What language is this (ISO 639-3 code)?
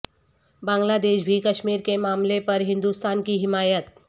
urd